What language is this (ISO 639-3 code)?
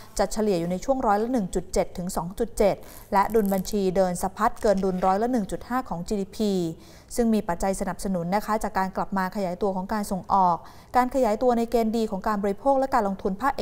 tha